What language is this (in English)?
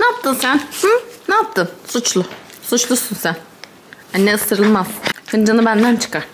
Turkish